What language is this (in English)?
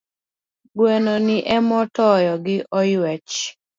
Luo (Kenya and Tanzania)